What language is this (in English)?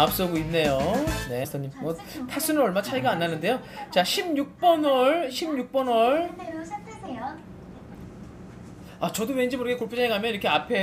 Korean